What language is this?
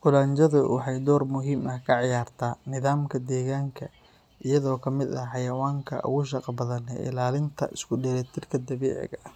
Somali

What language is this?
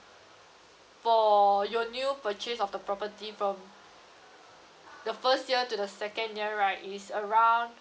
English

